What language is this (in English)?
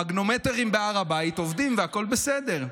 Hebrew